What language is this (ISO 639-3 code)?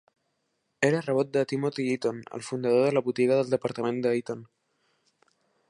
cat